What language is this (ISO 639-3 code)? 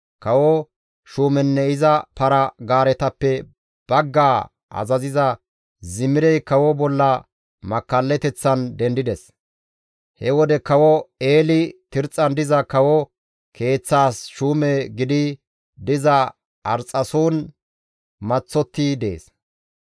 gmv